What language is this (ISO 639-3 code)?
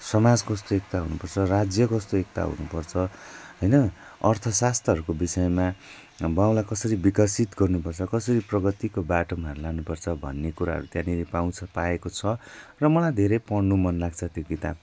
nep